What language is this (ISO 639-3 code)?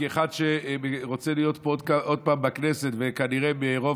heb